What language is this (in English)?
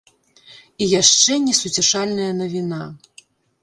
Belarusian